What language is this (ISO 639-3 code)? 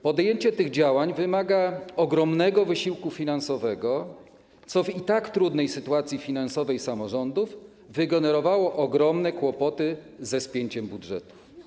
pol